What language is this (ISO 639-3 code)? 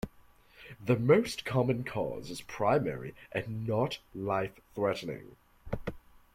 eng